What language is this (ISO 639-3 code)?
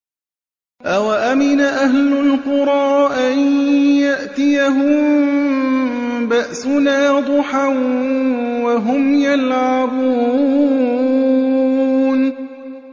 ara